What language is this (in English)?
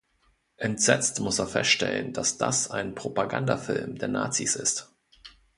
German